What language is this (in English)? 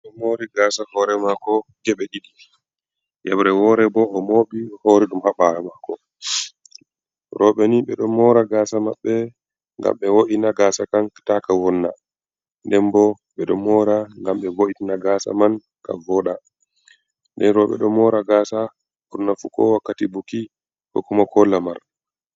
Fula